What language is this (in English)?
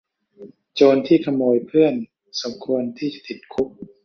Thai